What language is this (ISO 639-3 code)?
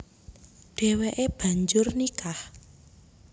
jav